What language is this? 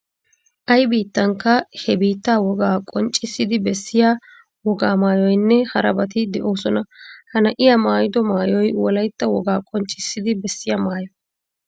Wolaytta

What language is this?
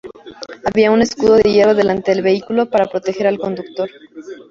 Spanish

